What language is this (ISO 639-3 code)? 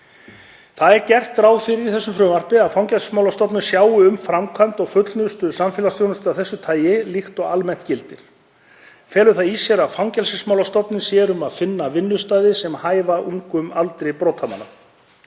isl